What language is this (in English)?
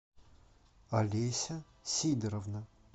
Russian